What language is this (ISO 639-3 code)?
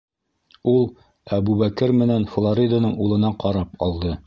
bak